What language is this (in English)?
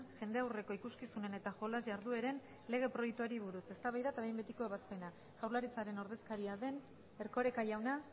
Basque